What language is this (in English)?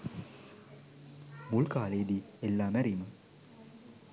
Sinhala